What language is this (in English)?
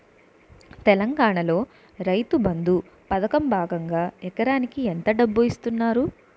Telugu